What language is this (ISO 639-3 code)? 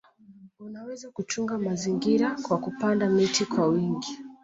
swa